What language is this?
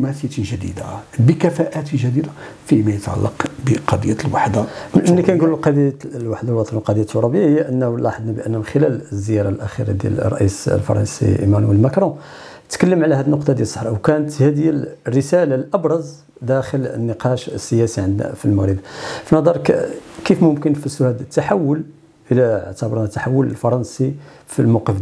Arabic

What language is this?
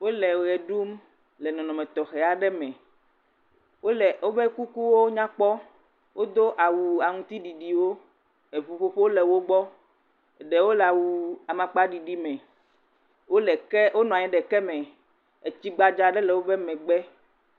Ewe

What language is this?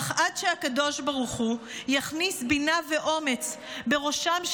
Hebrew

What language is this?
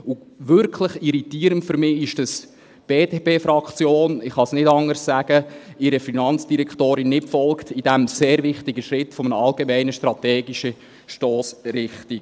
Swiss German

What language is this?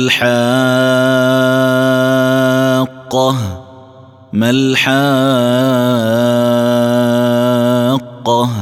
Arabic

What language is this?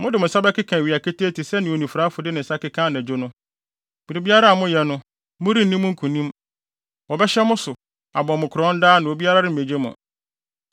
Akan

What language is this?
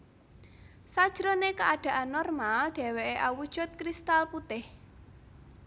Javanese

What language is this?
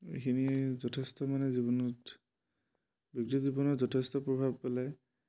Assamese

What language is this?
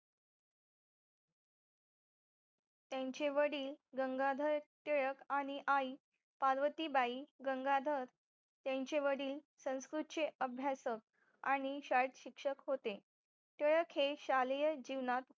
Marathi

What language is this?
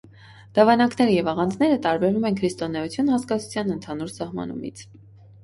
Armenian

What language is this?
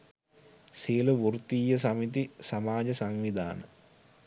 Sinhala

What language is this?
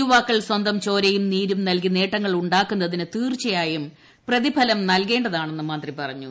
Malayalam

